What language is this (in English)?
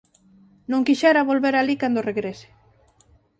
Galician